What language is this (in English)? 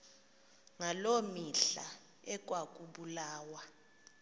Xhosa